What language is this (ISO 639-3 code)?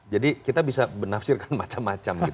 ind